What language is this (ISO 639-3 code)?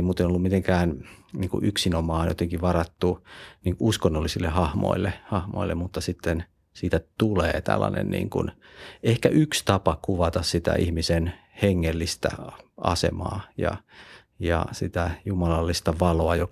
fin